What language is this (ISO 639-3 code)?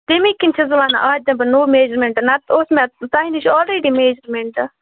kas